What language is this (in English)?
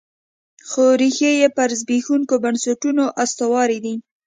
Pashto